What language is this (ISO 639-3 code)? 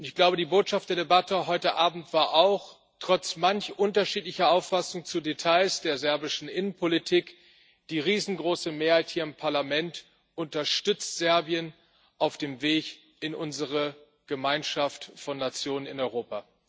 deu